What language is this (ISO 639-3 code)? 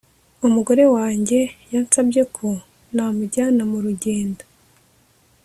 kin